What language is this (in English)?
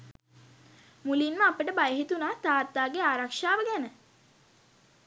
Sinhala